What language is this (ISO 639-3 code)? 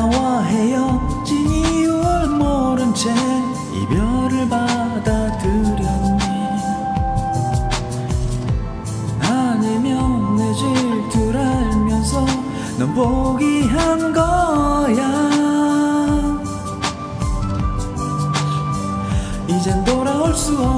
kor